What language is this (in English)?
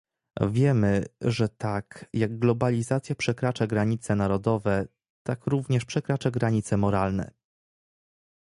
Polish